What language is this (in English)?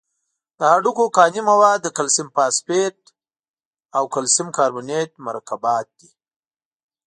Pashto